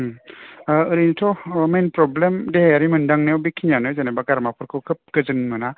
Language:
Bodo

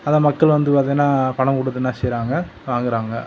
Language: Tamil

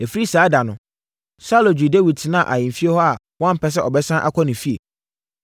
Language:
Akan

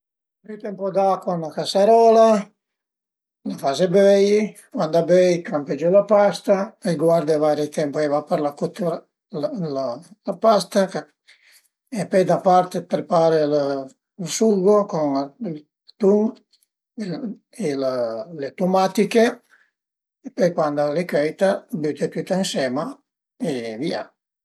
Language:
Piedmontese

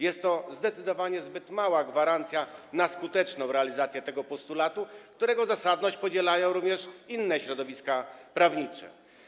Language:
Polish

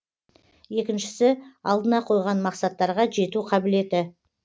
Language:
Kazakh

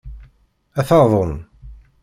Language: Kabyle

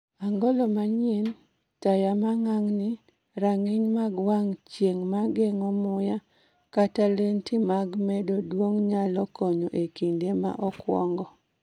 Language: Luo (Kenya and Tanzania)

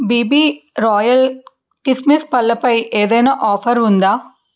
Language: Telugu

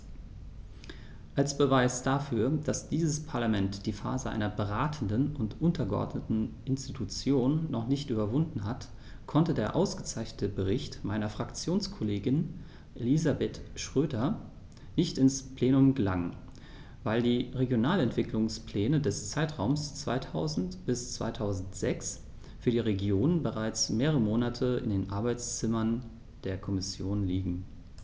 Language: German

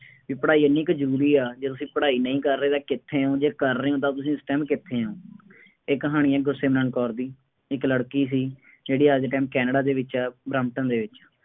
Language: Punjabi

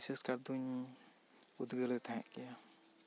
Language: Santali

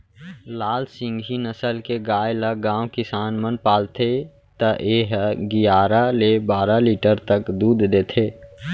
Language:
Chhattisgarhi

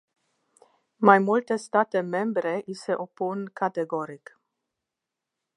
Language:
Romanian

